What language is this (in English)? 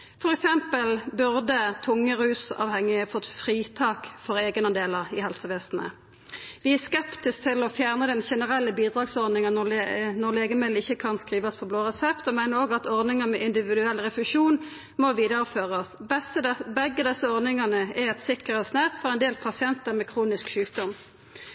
Norwegian Nynorsk